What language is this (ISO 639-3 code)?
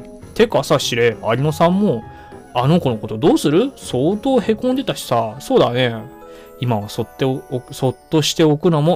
jpn